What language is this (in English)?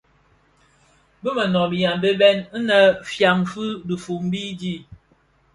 Bafia